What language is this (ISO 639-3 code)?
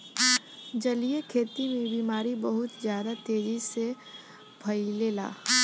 bho